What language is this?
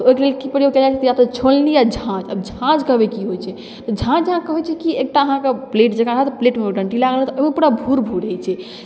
Maithili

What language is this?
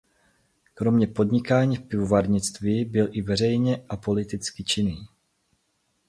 Czech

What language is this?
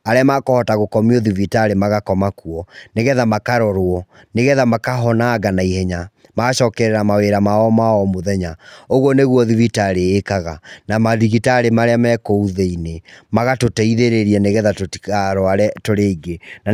Kikuyu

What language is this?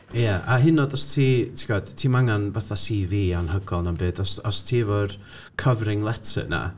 Welsh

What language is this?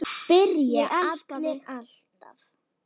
Icelandic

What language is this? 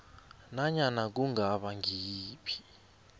South Ndebele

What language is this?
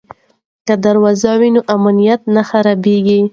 Pashto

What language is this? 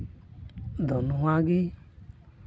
Santali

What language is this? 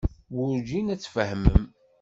Kabyle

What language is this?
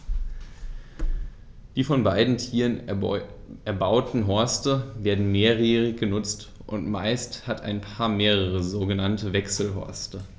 German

